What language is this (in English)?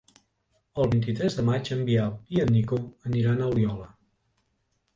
Catalan